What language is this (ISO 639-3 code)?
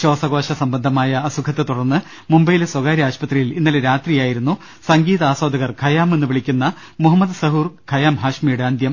mal